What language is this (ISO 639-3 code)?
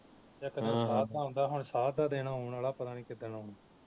pan